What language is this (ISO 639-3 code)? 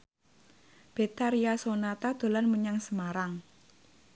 jav